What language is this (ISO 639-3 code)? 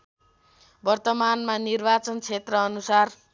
nep